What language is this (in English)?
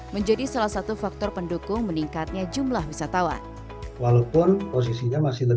Indonesian